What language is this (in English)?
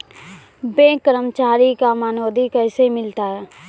Maithili